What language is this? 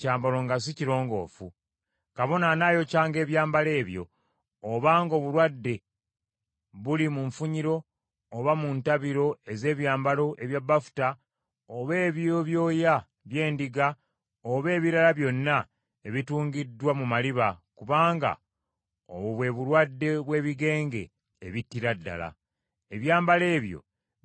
Ganda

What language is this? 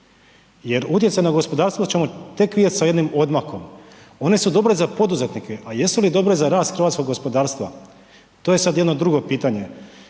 Croatian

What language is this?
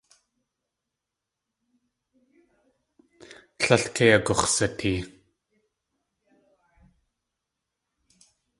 Tlingit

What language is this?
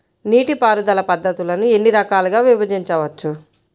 Telugu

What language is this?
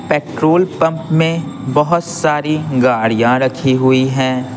Hindi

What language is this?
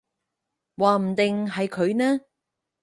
Cantonese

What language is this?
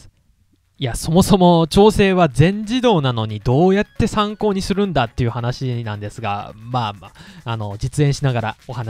Japanese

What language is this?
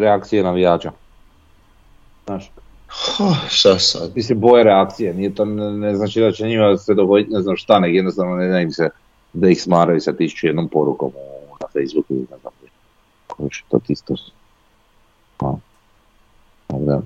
Croatian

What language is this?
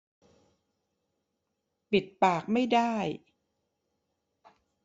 Thai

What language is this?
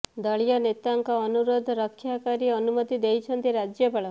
Odia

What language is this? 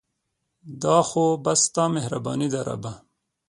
Pashto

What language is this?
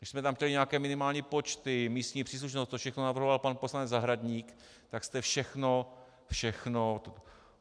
Czech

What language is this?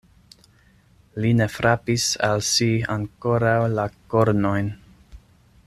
Esperanto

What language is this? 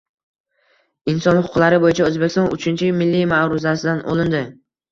Uzbek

